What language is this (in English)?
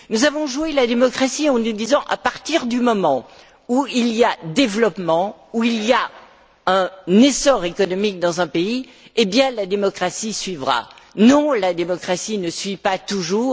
French